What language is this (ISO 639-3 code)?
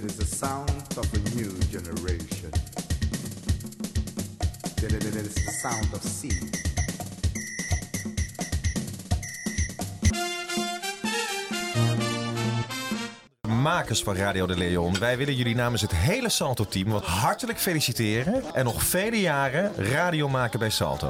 nld